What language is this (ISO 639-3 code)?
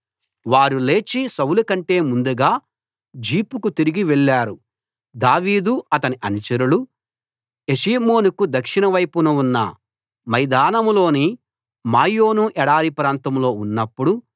tel